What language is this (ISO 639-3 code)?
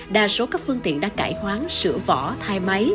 vie